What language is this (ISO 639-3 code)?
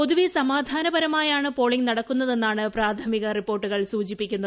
mal